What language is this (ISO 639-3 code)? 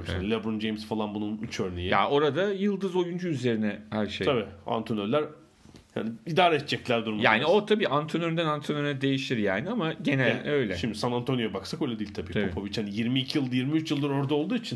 tur